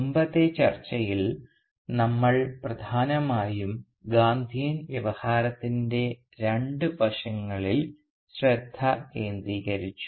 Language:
Malayalam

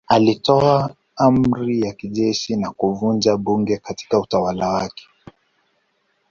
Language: Swahili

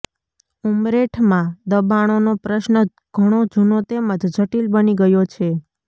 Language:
Gujarati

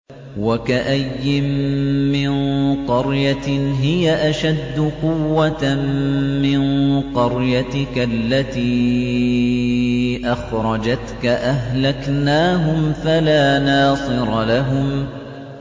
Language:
Arabic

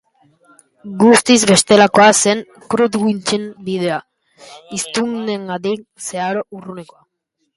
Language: Basque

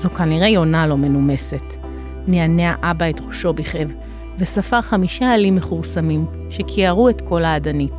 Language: Hebrew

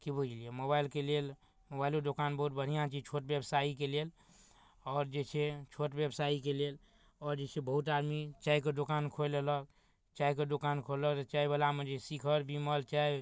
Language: Maithili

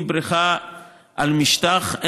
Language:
Hebrew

